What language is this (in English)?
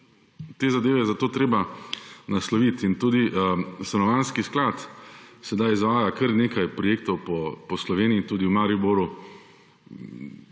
Slovenian